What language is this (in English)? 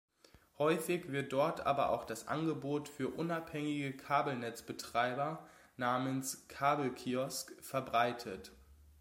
German